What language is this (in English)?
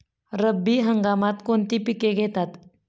Marathi